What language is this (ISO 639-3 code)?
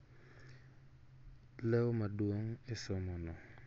luo